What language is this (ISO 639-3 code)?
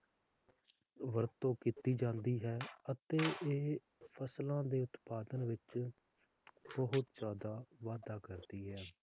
pan